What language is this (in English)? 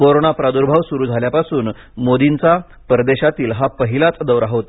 Marathi